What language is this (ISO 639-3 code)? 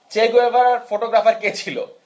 ben